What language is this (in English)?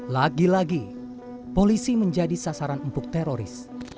Indonesian